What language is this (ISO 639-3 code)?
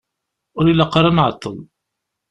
kab